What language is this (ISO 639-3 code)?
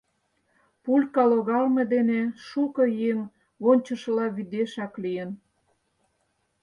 chm